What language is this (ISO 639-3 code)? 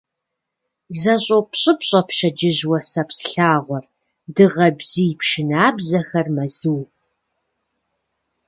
kbd